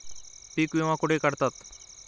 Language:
Marathi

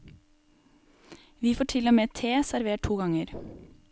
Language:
Norwegian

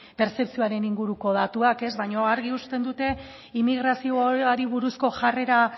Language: Basque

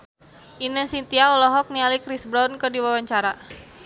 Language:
Sundanese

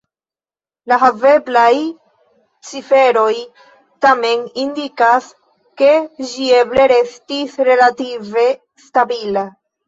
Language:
Esperanto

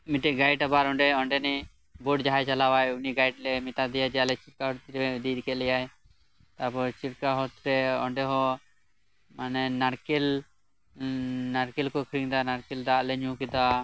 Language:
Santali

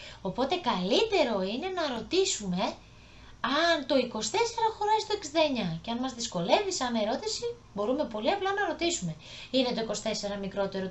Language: Greek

